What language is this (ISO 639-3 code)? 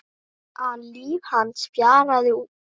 isl